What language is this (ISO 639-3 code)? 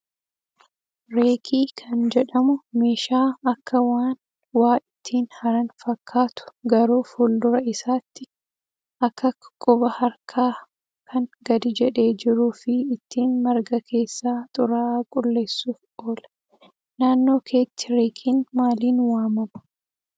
orm